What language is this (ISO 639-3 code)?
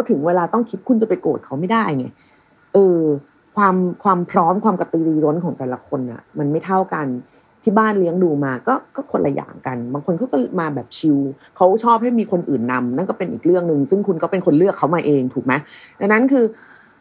tha